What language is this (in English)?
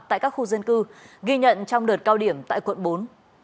Vietnamese